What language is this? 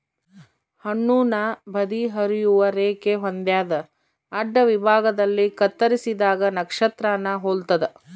Kannada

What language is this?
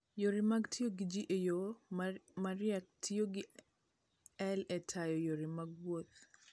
Luo (Kenya and Tanzania)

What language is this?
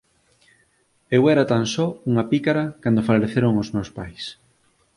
Galician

